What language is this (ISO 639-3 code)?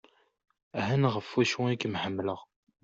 kab